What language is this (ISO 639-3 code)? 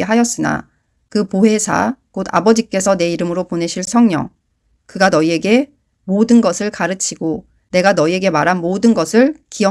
kor